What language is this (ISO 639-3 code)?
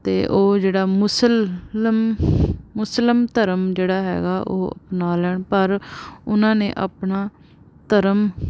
pan